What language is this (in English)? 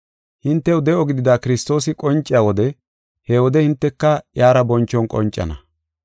Gofa